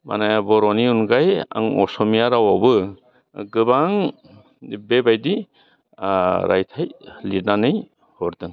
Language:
Bodo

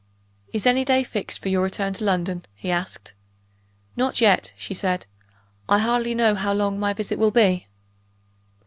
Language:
English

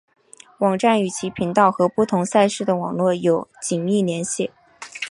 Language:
Chinese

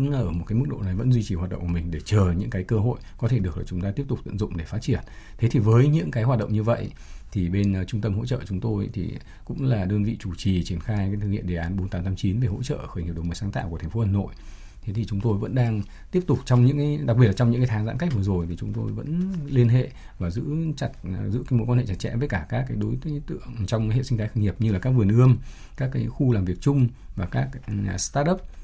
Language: Vietnamese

